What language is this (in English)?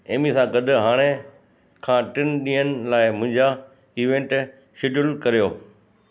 Sindhi